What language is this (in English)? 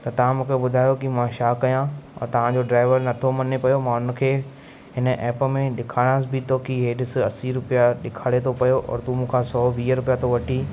Sindhi